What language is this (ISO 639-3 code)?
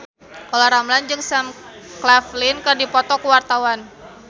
sun